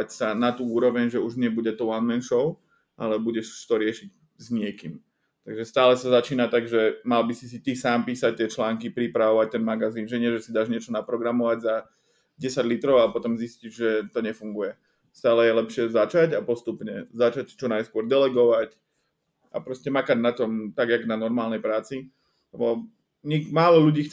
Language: Slovak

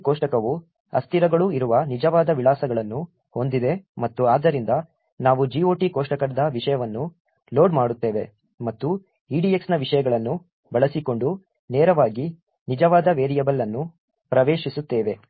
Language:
Kannada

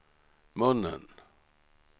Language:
Swedish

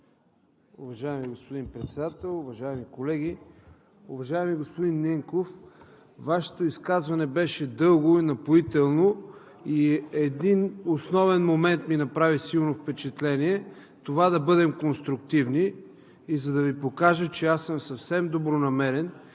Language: Bulgarian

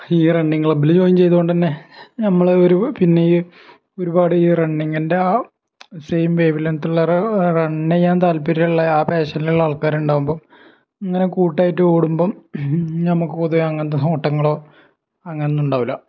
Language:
Malayalam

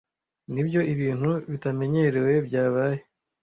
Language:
Kinyarwanda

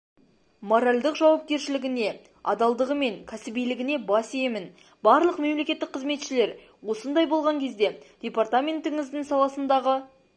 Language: Kazakh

